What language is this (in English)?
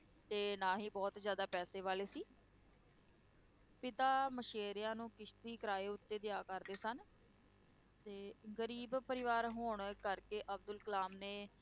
Punjabi